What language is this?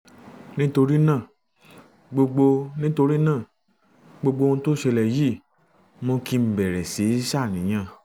Yoruba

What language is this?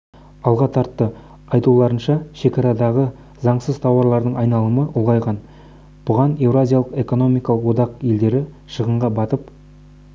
Kazakh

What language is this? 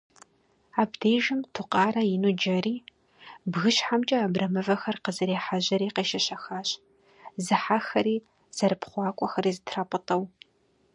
Kabardian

